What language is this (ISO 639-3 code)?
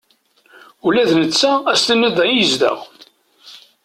kab